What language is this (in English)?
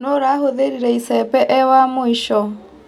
Kikuyu